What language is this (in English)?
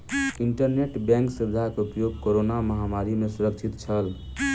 Maithili